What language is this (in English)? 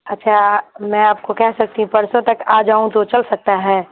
Urdu